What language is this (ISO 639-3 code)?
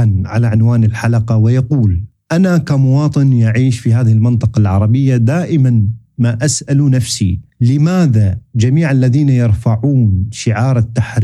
ara